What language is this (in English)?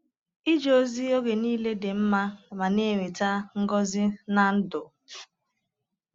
Igbo